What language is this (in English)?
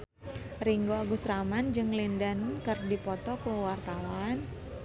Sundanese